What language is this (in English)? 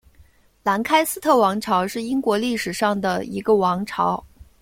Chinese